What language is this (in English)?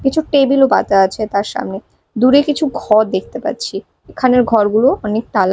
Bangla